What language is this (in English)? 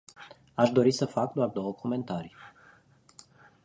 Romanian